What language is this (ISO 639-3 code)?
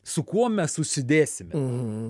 lit